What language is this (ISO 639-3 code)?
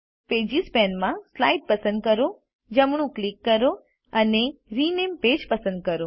guj